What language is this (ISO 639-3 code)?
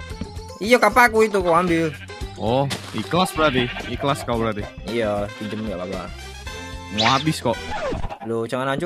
ind